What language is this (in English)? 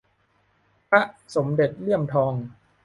Thai